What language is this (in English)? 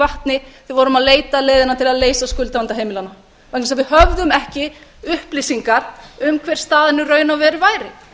Icelandic